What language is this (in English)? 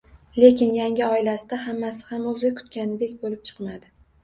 Uzbek